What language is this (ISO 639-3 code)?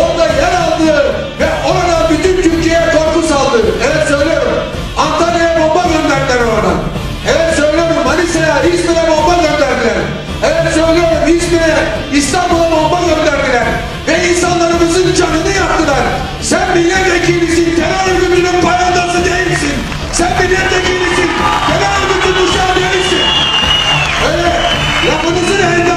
tur